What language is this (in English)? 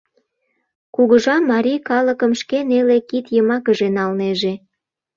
Mari